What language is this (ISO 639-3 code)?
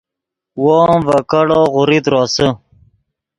ydg